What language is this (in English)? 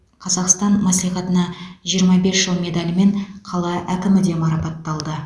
Kazakh